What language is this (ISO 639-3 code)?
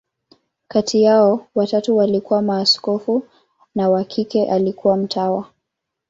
swa